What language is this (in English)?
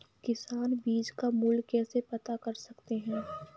Hindi